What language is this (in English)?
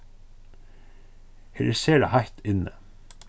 Faroese